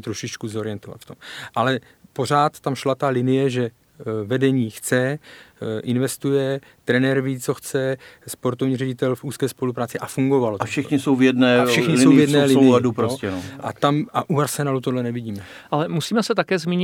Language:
Czech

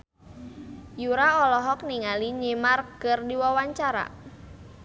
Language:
Sundanese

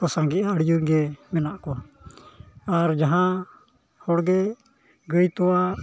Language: Santali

